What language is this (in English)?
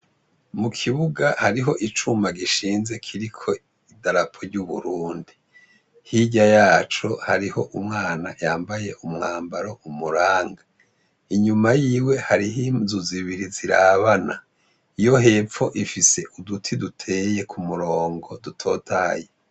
Rundi